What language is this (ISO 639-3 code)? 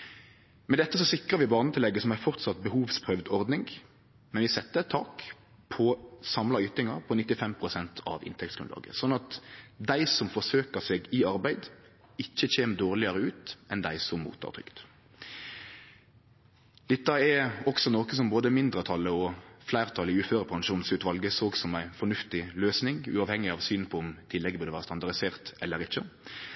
nno